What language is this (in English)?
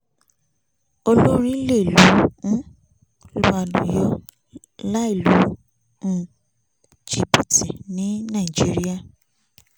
Yoruba